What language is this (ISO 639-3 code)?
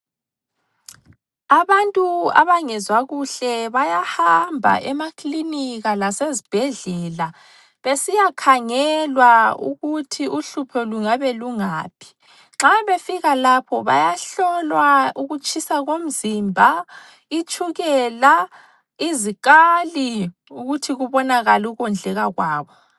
nde